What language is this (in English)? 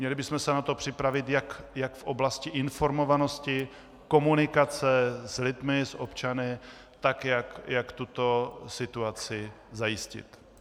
Czech